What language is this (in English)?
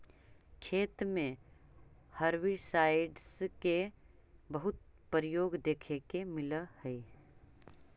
Magahi